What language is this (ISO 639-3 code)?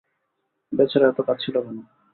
ben